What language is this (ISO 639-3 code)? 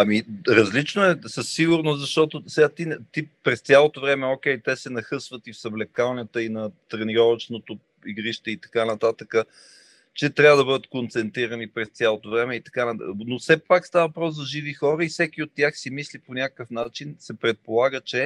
bul